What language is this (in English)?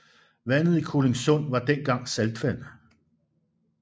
Danish